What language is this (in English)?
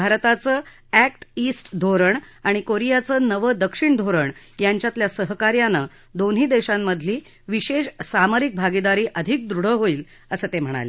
Marathi